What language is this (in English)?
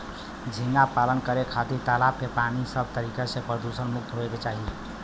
Bhojpuri